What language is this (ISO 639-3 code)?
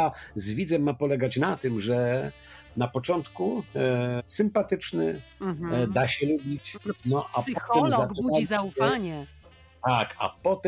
pol